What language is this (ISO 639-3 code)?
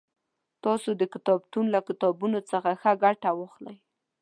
pus